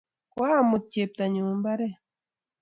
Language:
Kalenjin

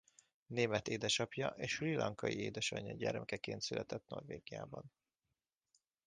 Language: Hungarian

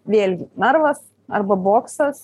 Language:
Lithuanian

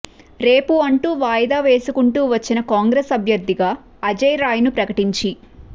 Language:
Telugu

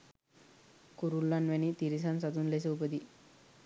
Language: Sinhala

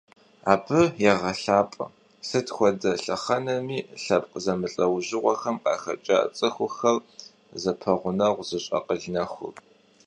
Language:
Kabardian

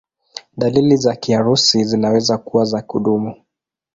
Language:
Swahili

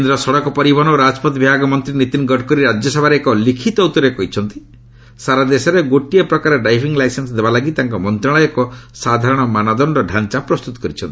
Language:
Odia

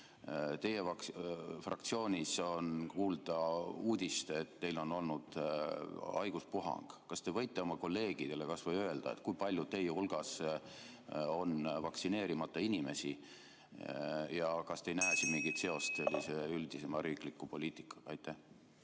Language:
Estonian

